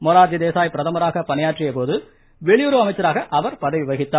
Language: Tamil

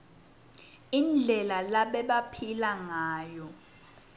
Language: Swati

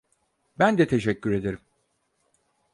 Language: Turkish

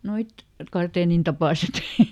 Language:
Finnish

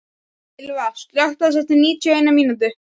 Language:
Icelandic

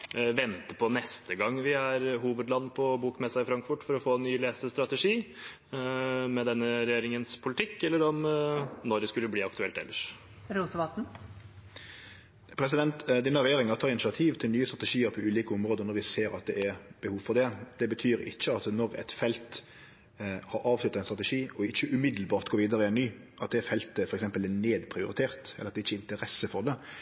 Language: Norwegian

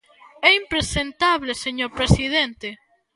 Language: Galician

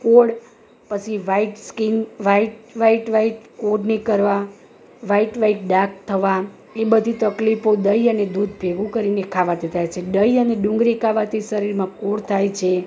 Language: Gujarati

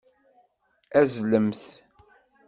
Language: Kabyle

